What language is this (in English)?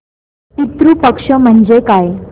Marathi